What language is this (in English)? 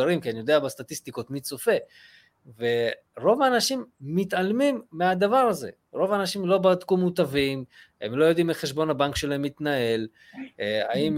Hebrew